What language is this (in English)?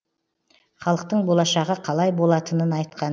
Kazakh